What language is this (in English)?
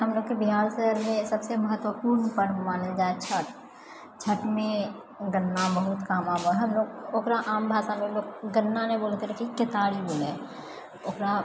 Maithili